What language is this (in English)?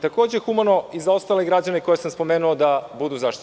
Serbian